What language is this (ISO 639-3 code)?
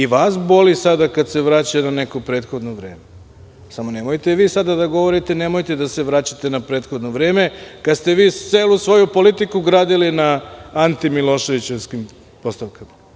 srp